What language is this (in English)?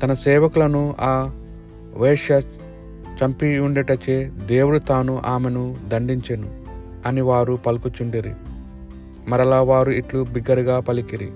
Telugu